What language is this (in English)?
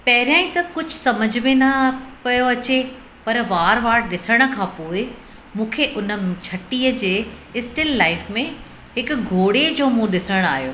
Sindhi